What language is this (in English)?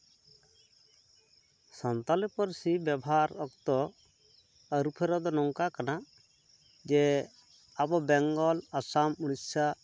Santali